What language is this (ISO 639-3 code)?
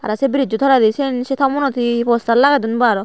ccp